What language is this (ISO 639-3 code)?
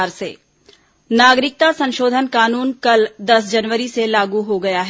hin